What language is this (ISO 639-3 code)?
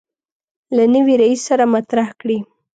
pus